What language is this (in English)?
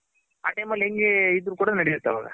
Kannada